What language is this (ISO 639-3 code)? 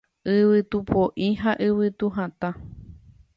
grn